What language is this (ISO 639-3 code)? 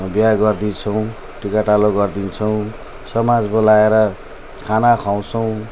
nep